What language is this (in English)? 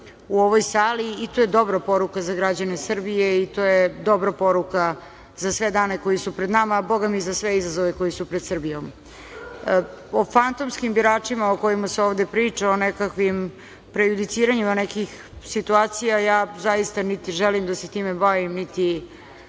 Serbian